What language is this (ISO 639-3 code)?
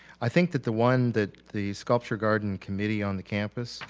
eng